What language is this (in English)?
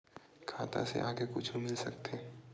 Chhattisgarhi